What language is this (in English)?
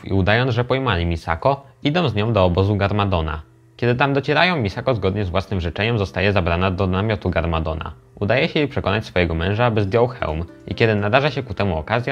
Polish